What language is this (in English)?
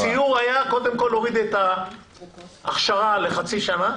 Hebrew